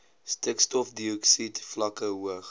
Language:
Afrikaans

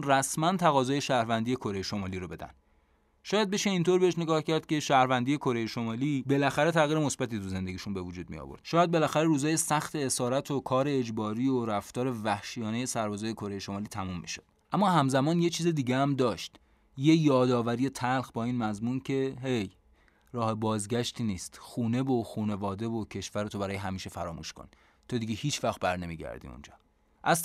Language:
Persian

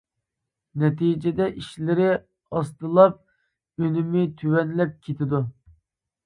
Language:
Uyghur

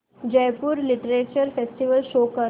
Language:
Marathi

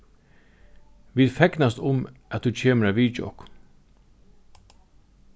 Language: Faroese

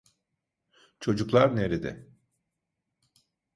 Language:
Turkish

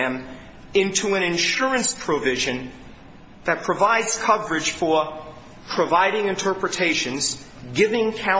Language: English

